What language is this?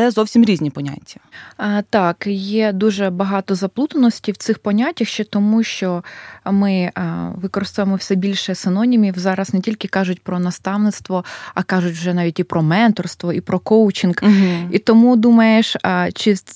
Ukrainian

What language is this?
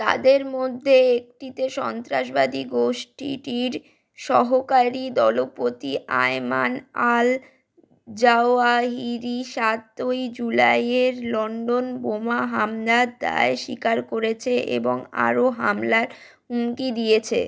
Bangla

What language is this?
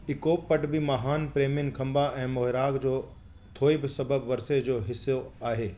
Sindhi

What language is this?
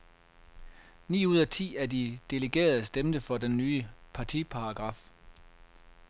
Danish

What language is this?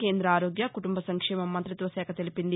Telugu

